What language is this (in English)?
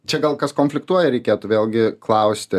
Lithuanian